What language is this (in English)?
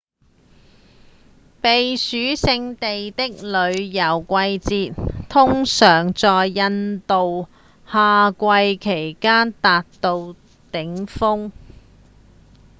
Cantonese